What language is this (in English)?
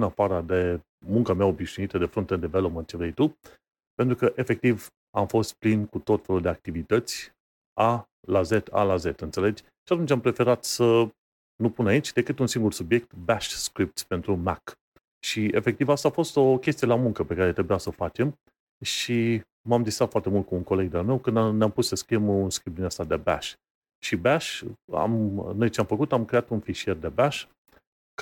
Romanian